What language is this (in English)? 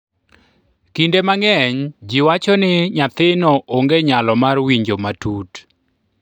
Luo (Kenya and Tanzania)